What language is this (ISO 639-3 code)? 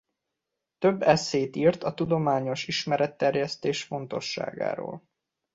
hun